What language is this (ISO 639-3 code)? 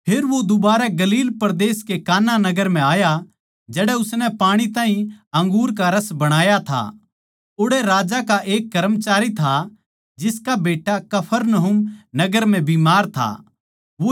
bgc